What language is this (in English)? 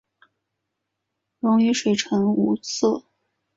Chinese